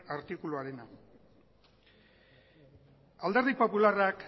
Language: Basque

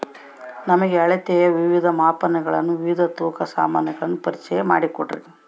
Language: Kannada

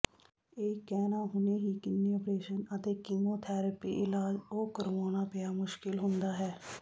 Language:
Punjabi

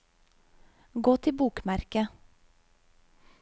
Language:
Norwegian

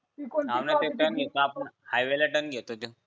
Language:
Marathi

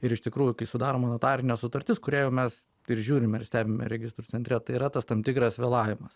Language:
Lithuanian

